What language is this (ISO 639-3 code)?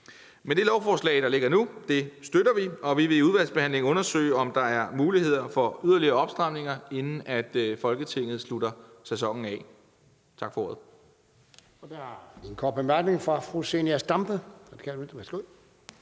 dan